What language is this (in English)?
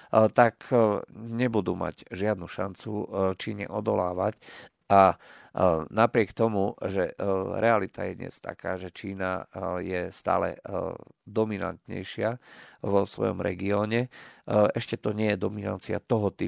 Slovak